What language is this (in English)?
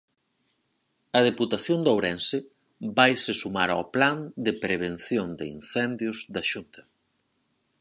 Galician